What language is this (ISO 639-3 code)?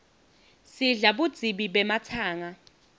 ssw